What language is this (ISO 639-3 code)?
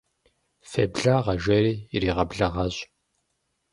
kbd